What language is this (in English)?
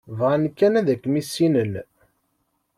Kabyle